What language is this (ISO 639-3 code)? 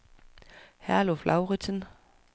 dan